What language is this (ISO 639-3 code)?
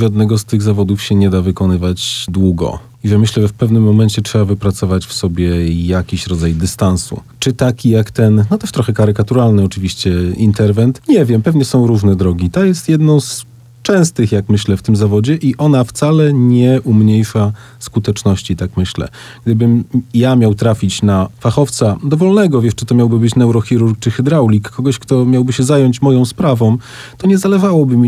pol